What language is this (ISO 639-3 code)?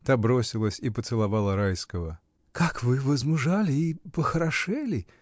rus